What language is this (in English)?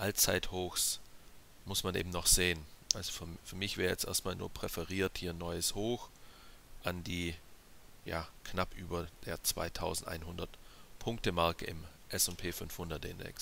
German